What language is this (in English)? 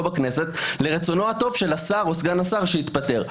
Hebrew